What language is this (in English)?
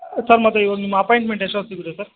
Kannada